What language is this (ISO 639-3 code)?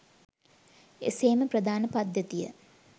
sin